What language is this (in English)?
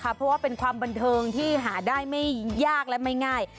Thai